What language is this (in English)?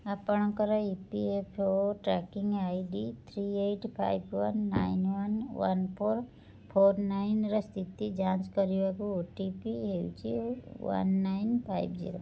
Odia